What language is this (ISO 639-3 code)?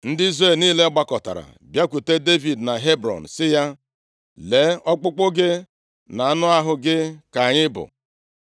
ibo